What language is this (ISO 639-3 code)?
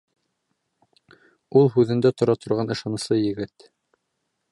bak